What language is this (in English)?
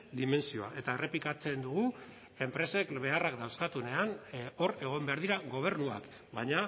Basque